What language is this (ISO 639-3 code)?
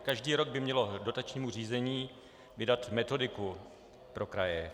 ces